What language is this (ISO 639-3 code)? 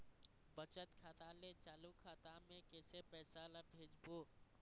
hne